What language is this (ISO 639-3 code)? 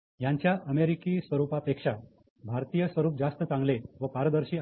mar